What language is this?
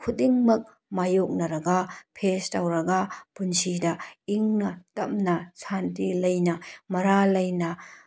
Manipuri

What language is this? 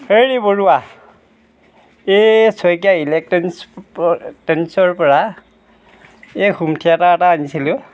Assamese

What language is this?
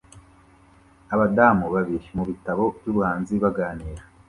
Kinyarwanda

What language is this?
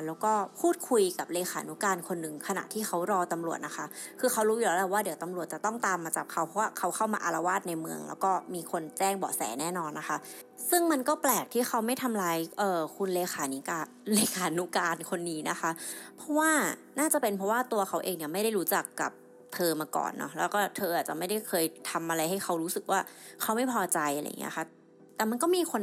Thai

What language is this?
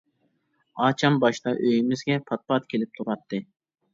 Uyghur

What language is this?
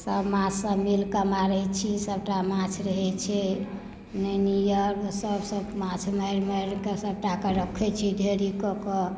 Maithili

